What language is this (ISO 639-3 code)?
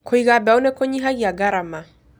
kik